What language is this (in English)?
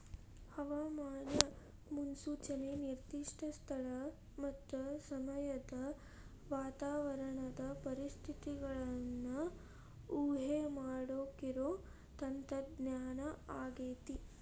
Kannada